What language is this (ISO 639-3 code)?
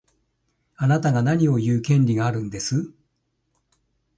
jpn